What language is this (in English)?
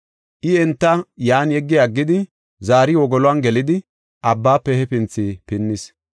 Gofa